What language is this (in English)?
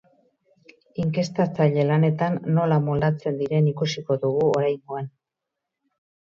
Basque